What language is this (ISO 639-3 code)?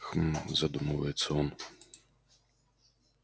rus